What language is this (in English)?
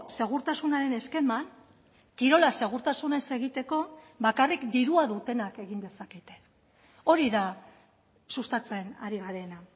Basque